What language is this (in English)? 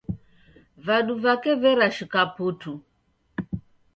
Taita